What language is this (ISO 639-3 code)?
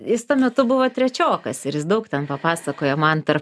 lit